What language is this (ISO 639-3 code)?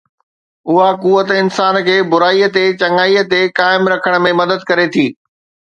snd